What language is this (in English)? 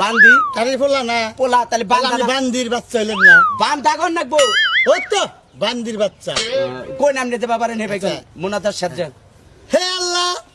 Bangla